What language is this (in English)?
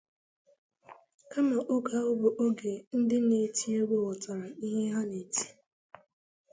Igbo